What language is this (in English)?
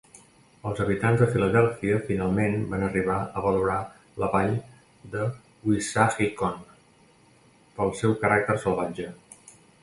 Catalan